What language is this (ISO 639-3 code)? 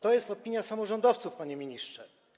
pol